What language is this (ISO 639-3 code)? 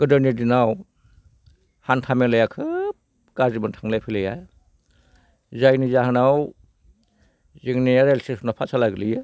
brx